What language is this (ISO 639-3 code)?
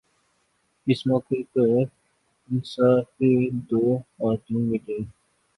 urd